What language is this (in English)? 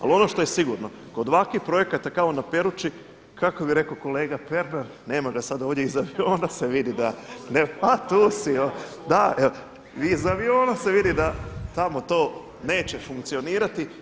Croatian